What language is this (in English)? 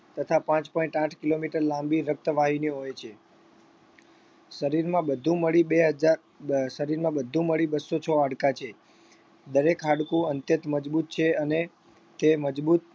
Gujarati